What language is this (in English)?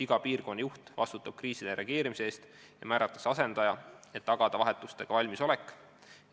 Estonian